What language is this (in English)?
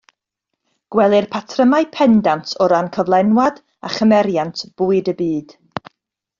Welsh